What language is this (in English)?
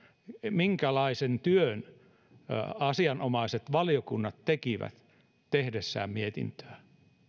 Finnish